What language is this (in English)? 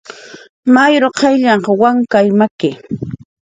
Jaqaru